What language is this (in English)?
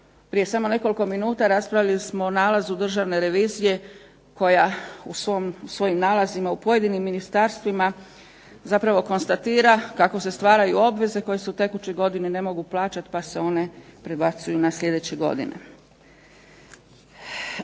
Croatian